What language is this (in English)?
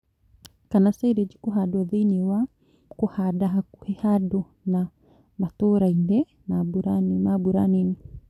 Kikuyu